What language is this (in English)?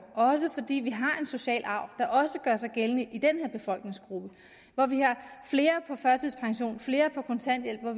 Danish